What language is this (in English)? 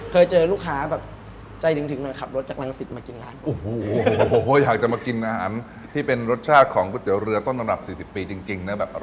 Thai